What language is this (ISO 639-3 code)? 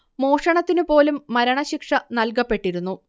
mal